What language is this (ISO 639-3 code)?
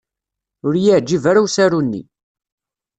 kab